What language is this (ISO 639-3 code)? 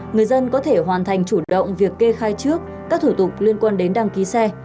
vie